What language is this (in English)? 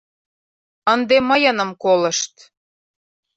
Mari